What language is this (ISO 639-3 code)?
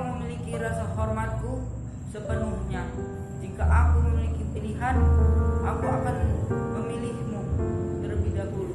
ind